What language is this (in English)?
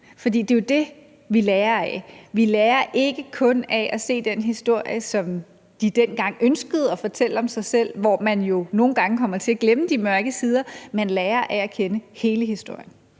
Danish